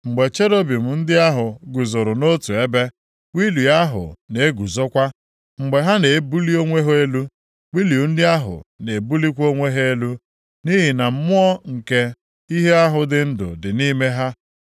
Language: Igbo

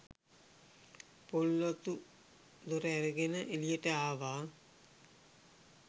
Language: Sinhala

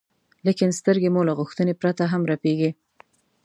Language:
Pashto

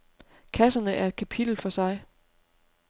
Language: Danish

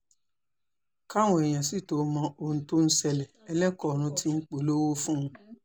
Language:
Yoruba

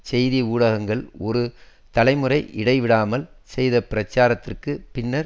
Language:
Tamil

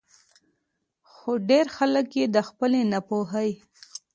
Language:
Pashto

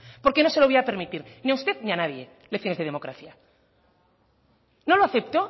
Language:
Spanish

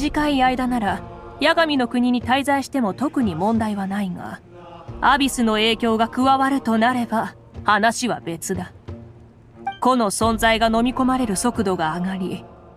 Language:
Japanese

